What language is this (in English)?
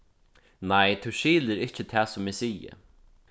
Faroese